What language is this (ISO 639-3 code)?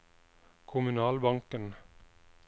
nor